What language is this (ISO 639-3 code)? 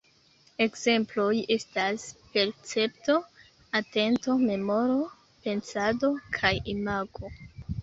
epo